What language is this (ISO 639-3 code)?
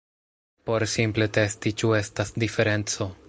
epo